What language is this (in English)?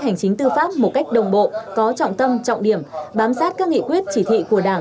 Vietnamese